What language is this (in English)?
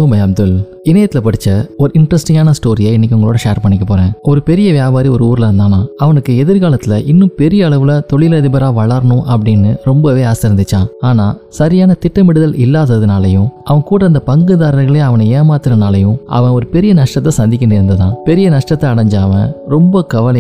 Tamil